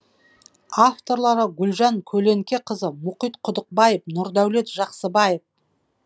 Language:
Kazakh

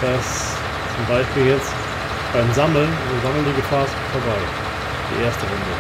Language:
German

